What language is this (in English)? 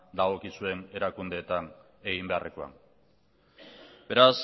Basque